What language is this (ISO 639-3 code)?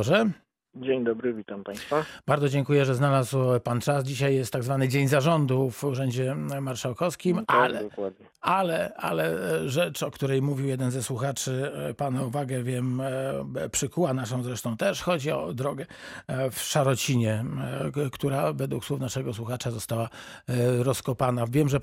pol